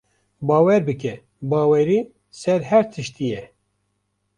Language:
Kurdish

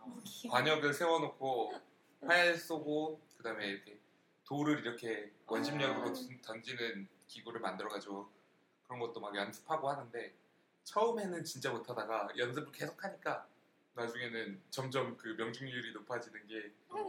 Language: Korean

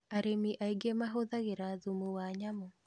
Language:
Kikuyu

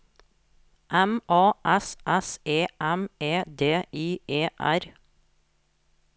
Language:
Norwegian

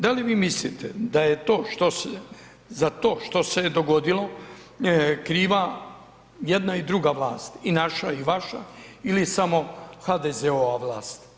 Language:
Croatian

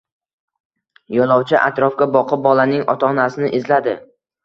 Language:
Uzbek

